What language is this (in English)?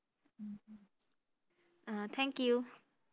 Assamese